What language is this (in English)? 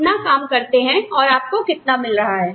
Hindi